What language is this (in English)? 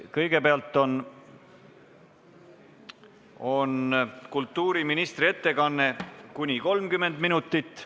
Estonian